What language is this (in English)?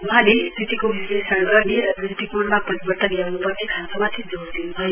Nepali